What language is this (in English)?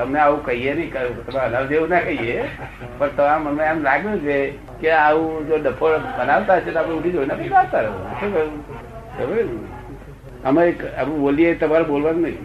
Gujarati